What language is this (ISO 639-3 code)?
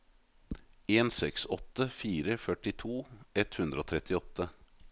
nor